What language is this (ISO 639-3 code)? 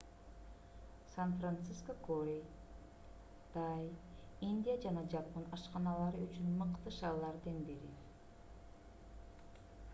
kir